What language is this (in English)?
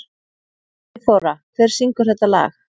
Icelandic